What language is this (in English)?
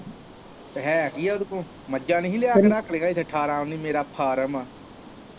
Punjabi